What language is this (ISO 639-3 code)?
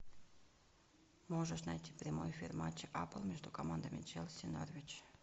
rus